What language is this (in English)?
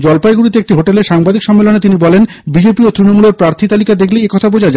Bangla